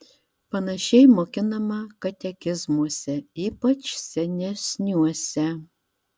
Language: Lithuanian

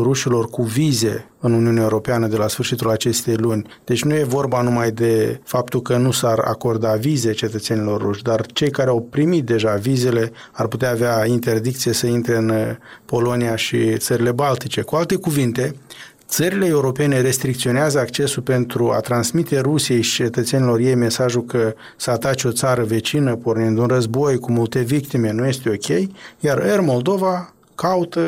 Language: Romanian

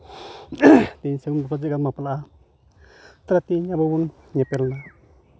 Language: Santali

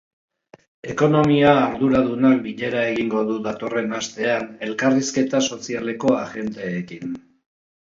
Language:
Basque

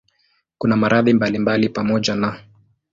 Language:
Swahili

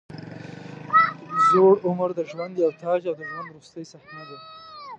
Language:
Pashto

